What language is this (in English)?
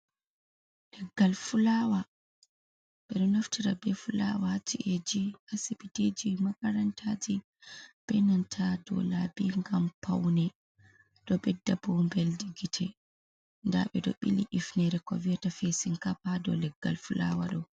Fula